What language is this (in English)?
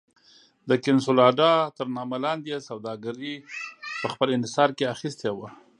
Pashto